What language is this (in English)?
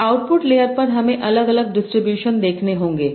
Hindi